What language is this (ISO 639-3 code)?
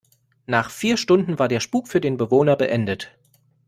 deu